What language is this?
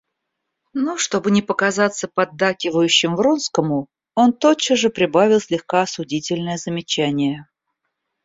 Russian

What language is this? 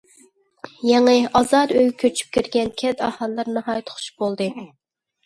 Uyghur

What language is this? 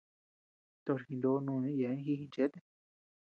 Tepeuxila Cuicatec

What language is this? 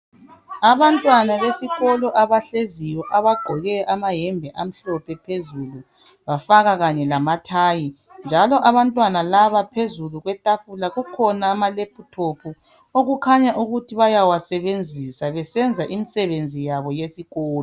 North Ndebele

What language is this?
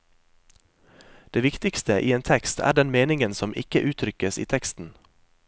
Norwegian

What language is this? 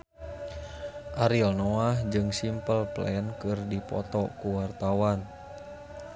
Sundanese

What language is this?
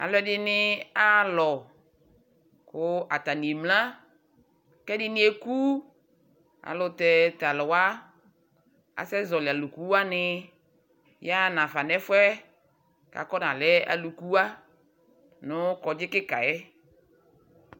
Ikposo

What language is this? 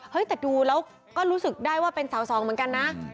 Thai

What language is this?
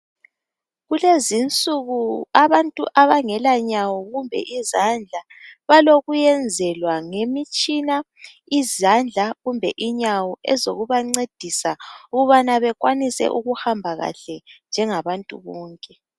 North Ndebele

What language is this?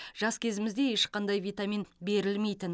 Kazakh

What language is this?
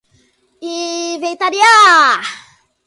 Portuguese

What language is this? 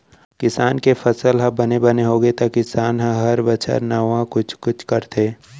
Chhattisgarhi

